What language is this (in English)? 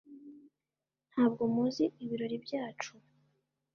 Kinyarwanda